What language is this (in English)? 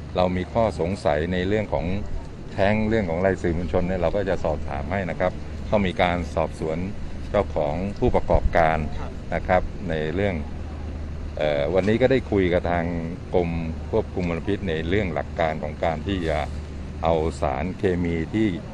Thai